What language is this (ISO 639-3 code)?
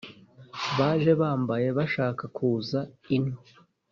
kin